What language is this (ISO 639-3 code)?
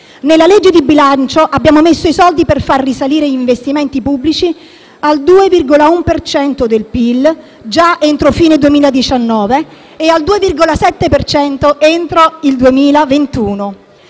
ita